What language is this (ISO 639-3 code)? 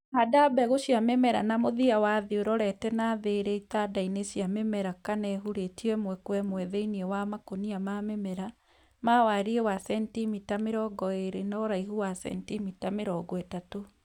kik